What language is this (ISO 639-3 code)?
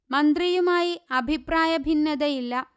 mal